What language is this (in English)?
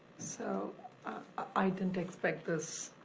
English